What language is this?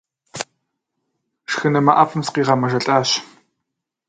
Kabardian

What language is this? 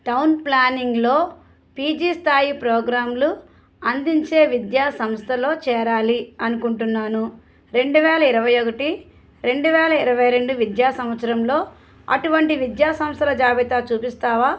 Telugu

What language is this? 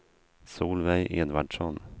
Swedish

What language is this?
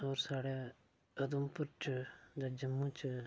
Dogri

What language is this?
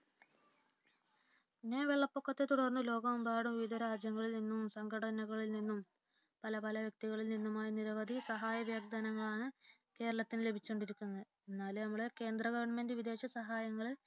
Malayalam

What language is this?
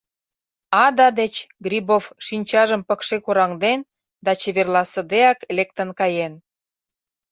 Mari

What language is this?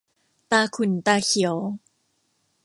Thai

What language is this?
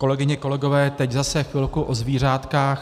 Czech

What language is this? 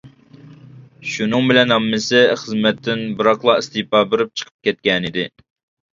Uyghur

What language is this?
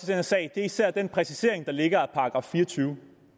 Danish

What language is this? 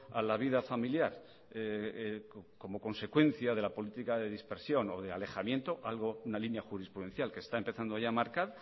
Spanish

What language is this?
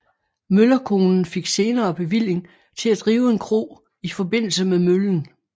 Danish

